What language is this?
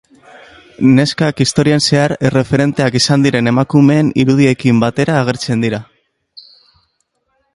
Basque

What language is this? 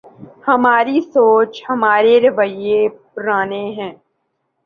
Urdu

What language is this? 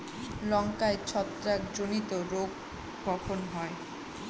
Bangla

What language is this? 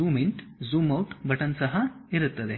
Kannada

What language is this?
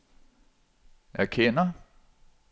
Danish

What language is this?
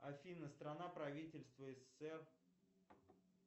Russian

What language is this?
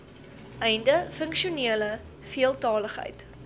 Afrikaans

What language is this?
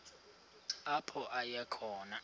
Xhosa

